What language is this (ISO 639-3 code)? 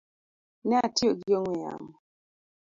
luo